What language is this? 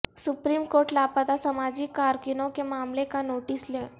Urdu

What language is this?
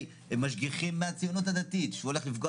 Hebrew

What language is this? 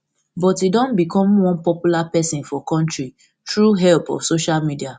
Nigerian Pidgin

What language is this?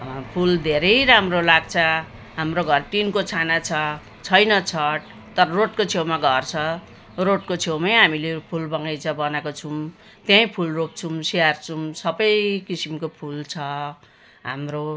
Nepali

